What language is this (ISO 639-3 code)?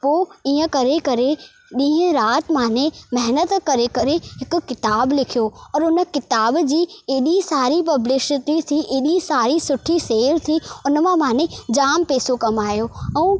snd